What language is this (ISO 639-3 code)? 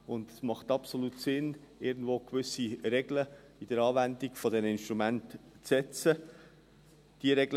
gsw